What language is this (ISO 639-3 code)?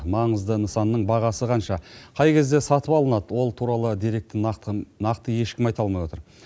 kaz